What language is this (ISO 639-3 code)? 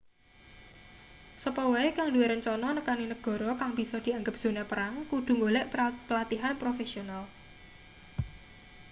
jav